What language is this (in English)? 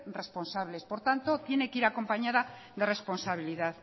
Spanish